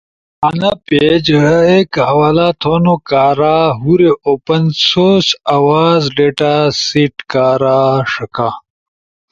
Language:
Ushojo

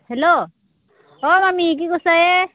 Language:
Assamese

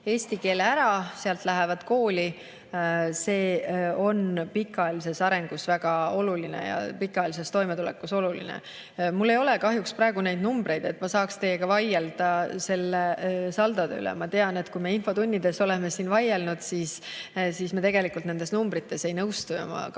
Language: Estonian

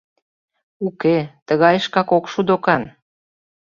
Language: Mari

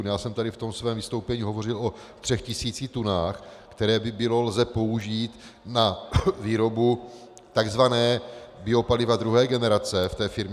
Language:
Czech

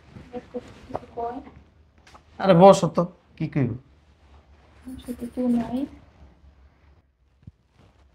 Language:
Bangla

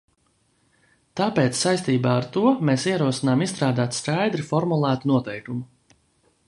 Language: Latvian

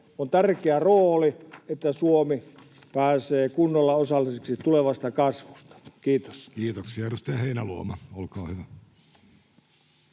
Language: Finnish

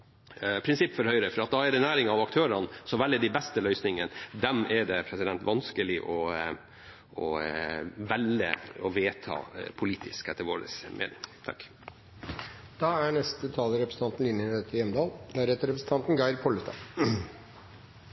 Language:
Norwegian Bokmål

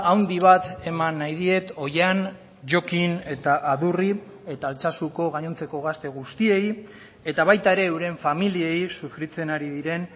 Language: Basque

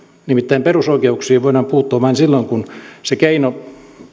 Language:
Finnish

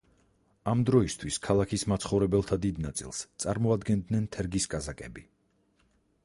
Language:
Georgian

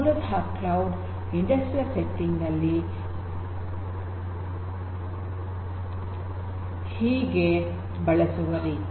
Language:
Kannada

